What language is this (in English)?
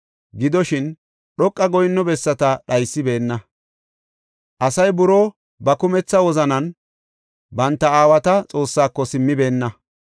Gofa